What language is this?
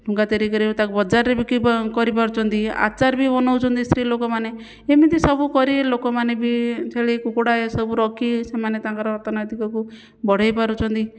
Odia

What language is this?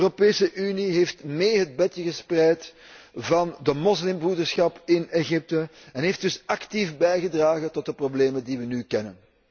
Dutch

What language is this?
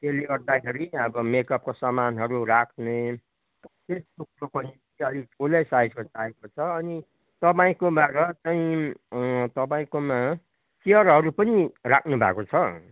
Nepali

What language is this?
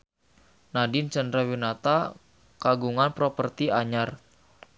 Sundanese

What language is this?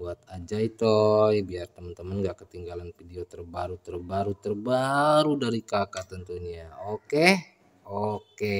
Indonesian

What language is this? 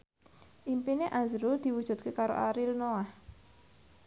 Javanese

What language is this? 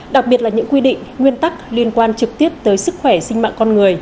Vietnamese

